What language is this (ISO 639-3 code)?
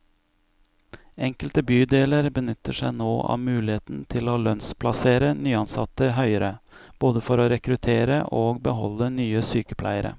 nor